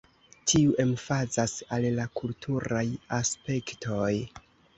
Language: Esperanto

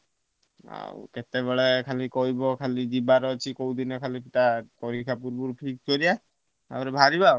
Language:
Odia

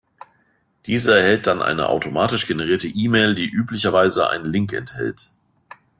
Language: German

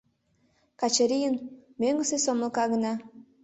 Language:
Mari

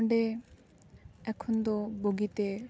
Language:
Santali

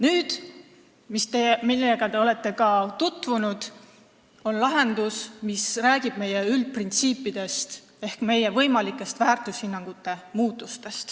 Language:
Estonian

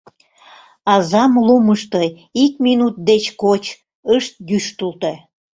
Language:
Mari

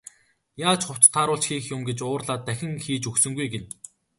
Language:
Mongolian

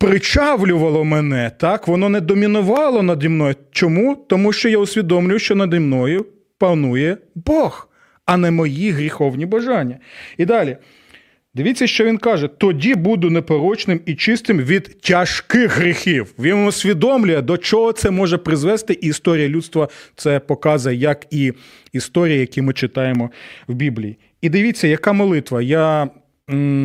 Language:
Ukrainian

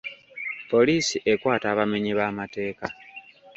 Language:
Ganda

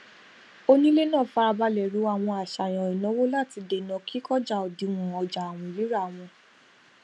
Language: Yoruba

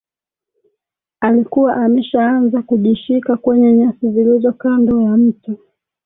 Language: Swahili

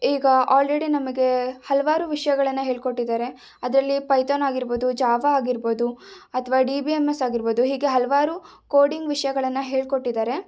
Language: Kannada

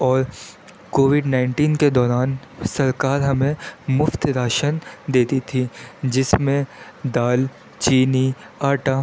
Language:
Urdu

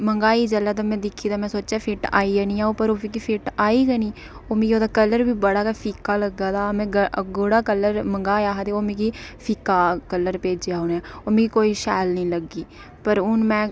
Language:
Dogri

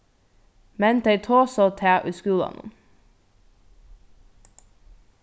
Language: Faroese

